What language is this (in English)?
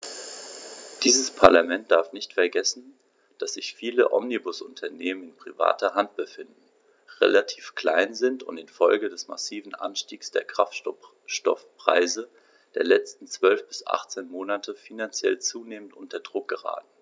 German